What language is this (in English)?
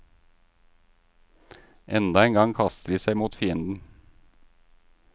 Norwegian